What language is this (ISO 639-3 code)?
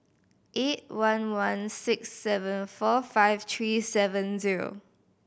eng